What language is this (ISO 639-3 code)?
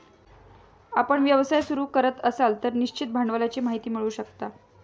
mar